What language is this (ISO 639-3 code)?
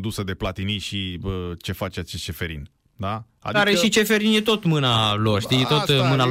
ron